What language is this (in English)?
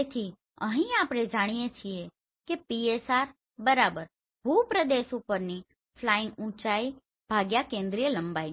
Gujarati